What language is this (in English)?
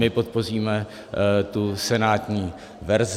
Czech